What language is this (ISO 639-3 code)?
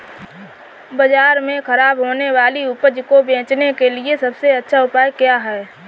hin